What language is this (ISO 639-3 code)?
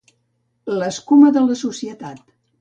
cat